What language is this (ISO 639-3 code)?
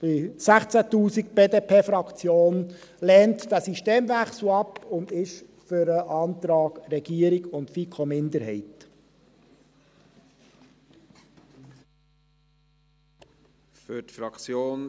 gsw